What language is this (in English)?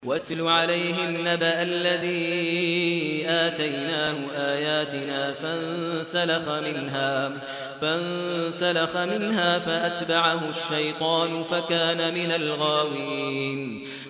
Arabic